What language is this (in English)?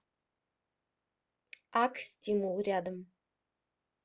Russian